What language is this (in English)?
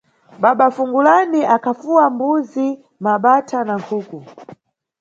Nyungwe